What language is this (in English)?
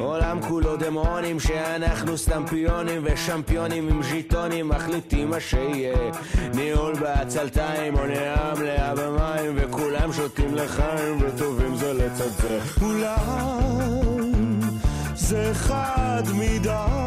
Hebrew